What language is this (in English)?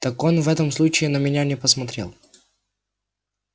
Russian